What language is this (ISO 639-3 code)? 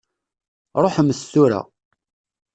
kab